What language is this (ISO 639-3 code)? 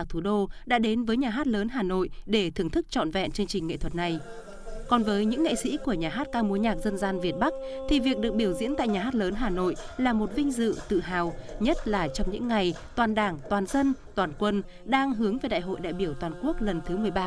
vie